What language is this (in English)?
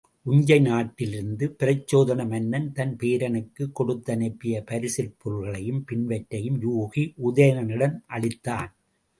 Tamil